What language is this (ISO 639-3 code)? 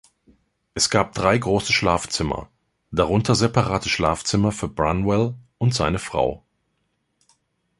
deu